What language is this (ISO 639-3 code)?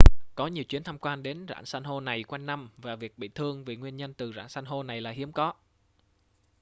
vie